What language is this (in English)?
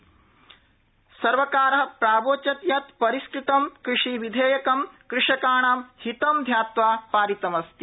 Sanskrit